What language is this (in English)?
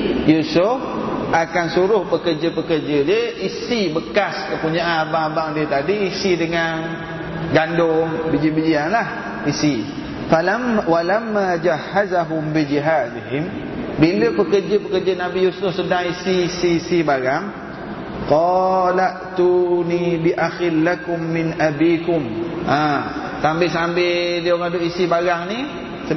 Malay